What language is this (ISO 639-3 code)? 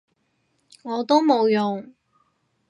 yue